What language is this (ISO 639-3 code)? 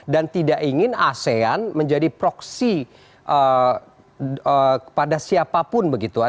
ind